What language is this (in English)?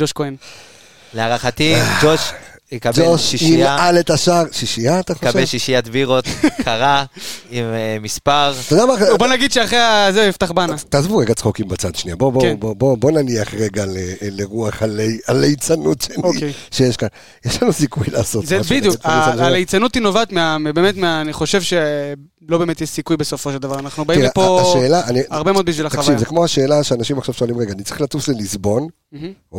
Hebrew